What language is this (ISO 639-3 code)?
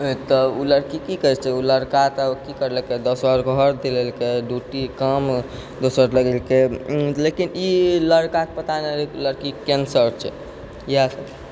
mai